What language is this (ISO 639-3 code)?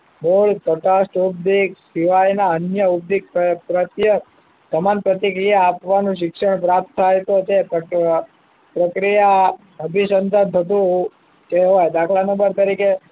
guj